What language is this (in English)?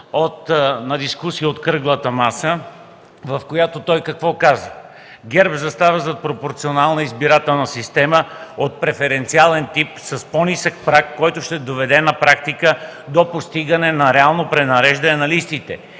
Bulgarian